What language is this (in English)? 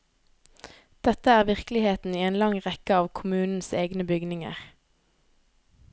Norwegian